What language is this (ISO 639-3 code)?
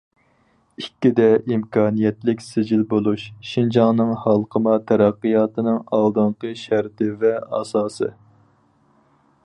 uig